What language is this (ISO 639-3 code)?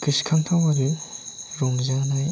brx